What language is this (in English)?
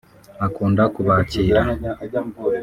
Kinyarwanda